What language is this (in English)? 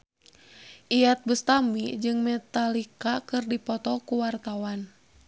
Sundanese